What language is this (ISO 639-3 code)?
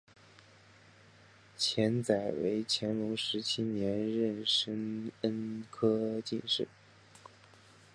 zho